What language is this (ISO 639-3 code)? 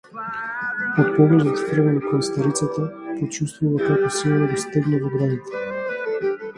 mkd